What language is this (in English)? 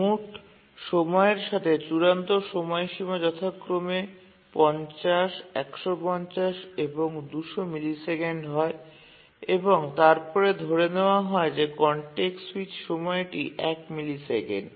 Bangla